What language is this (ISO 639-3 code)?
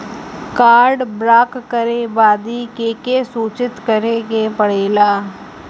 bho